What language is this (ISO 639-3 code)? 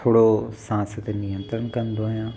snd